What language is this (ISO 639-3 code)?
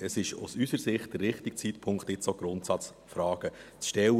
gsw